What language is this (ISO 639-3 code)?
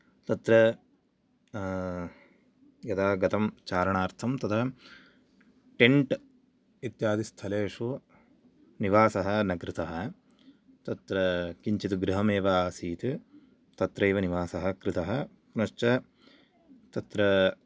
san